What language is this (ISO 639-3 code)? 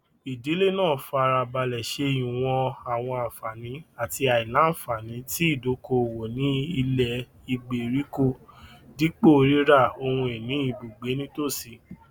yor